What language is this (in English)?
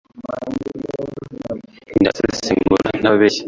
Kinyarwanda